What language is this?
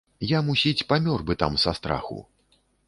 Belarusian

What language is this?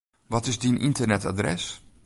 Western Frisian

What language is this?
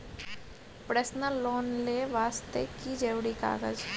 Maithili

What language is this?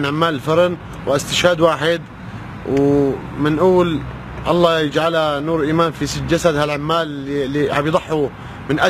Arabic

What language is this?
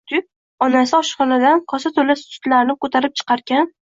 Uzbek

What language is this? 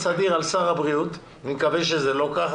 Hebrew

